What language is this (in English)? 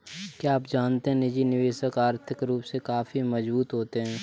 Hindi